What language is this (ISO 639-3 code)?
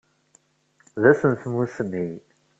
kab